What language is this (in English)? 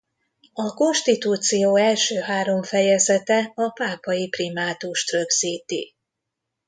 Hungarian